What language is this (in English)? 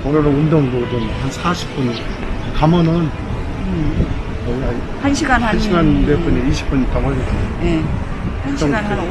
Korean